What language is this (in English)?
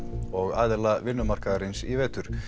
Icelandic